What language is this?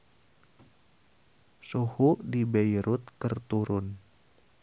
Sundanese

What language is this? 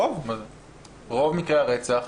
Hebrew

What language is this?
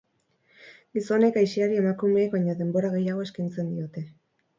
Basque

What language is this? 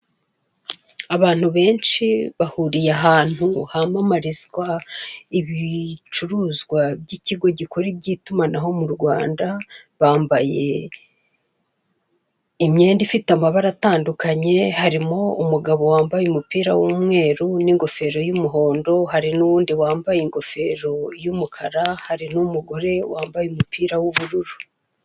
Kinyarwanda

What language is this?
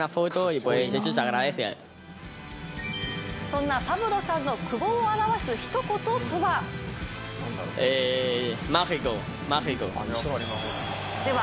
Japanese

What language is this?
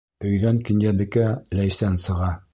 Bashkir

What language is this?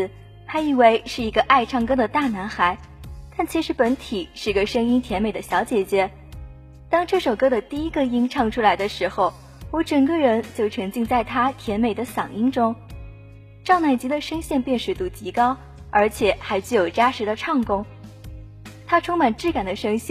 Chinese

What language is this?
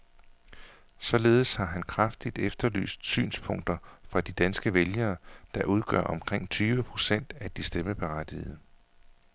Danish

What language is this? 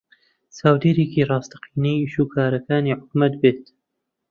Central Kurdish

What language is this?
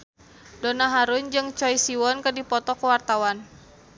Sundanese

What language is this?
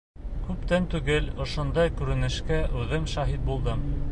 Bashkir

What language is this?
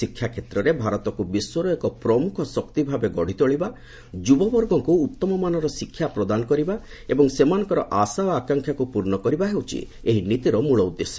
Odia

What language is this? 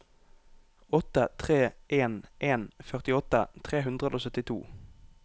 Norwegian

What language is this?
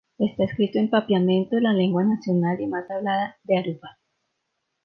Spanish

